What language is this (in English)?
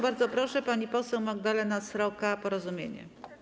Polish